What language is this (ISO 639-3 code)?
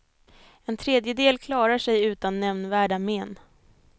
swe